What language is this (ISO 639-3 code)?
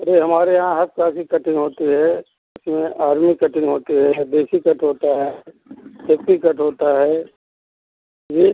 hin